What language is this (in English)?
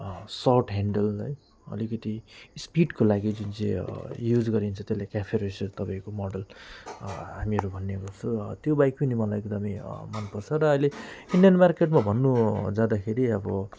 Nepali